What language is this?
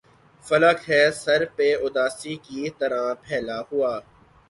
Urdu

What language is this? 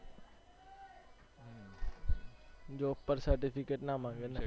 Gujarati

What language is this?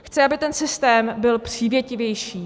Czech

